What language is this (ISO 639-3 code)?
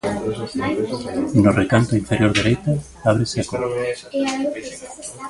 glg